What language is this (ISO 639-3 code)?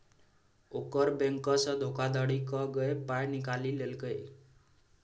mai